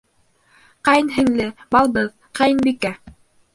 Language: Bashkir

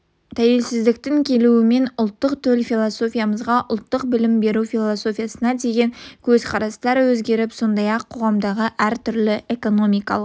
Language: Kazakh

